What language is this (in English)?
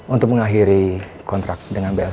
Indonesian